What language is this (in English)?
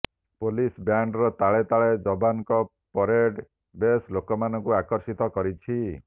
Odia